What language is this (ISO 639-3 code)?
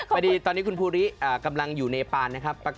tha